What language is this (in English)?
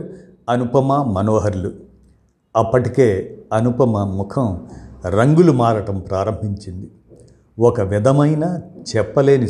Telugu